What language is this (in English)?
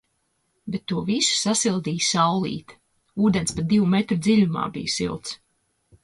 Latvian